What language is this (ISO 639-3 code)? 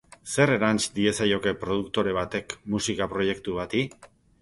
eus